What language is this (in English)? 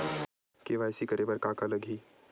Chhattisgarhi